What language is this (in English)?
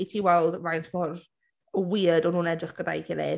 Welsh